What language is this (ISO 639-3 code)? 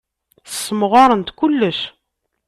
kab